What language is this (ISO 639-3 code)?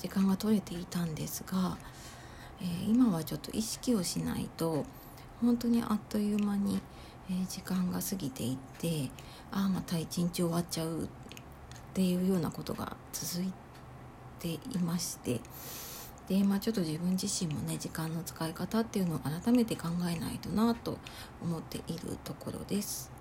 jpn